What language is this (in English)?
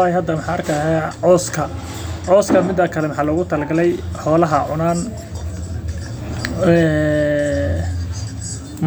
Somali